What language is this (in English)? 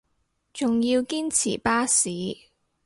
Cantonese